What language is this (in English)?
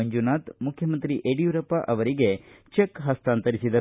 Kannada